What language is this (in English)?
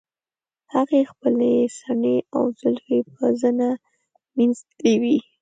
Pashto